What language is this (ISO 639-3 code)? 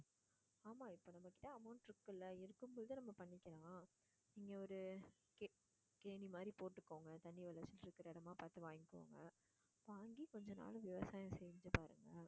tam